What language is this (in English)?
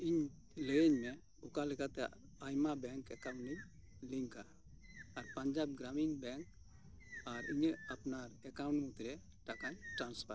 Santali